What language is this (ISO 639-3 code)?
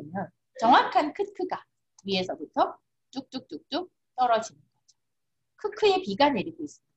kor